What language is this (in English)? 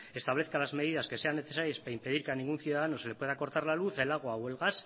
Spanish